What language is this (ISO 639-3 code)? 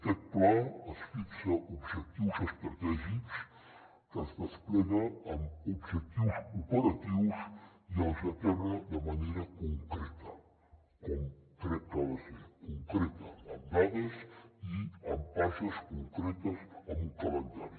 cat